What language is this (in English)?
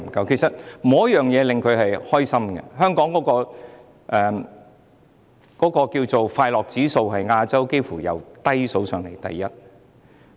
Cantonese